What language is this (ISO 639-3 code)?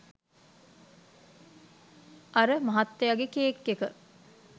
sin